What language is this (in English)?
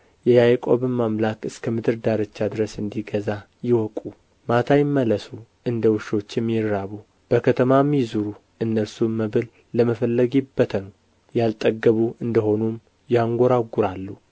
Amharic